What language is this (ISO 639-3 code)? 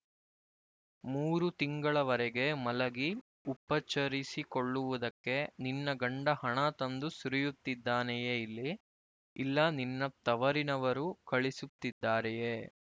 kan